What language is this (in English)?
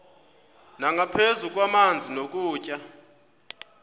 Xhosa